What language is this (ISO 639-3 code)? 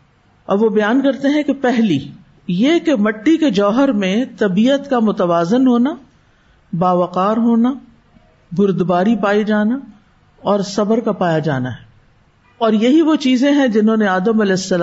urd